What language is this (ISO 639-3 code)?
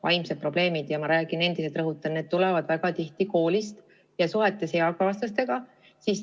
est